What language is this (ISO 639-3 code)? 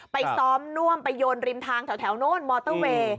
tha